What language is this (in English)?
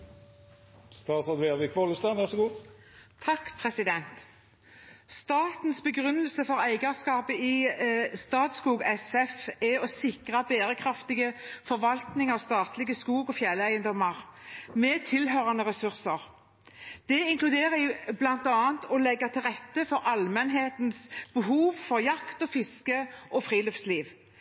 Norwegian Bokmål